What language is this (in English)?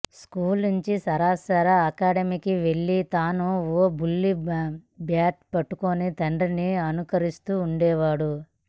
Telugu